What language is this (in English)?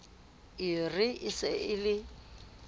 Southern Sotho